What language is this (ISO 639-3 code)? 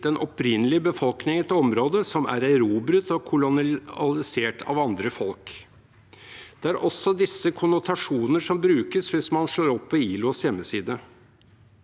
nor